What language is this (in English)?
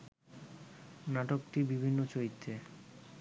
Bangla